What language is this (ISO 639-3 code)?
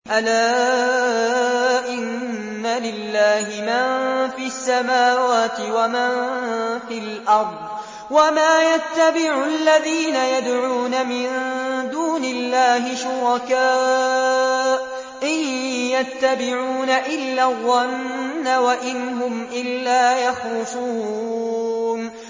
ara